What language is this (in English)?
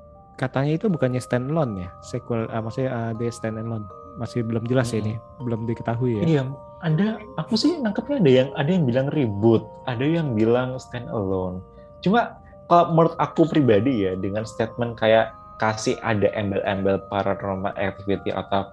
Indonesian